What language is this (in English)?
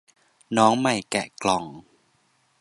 Thai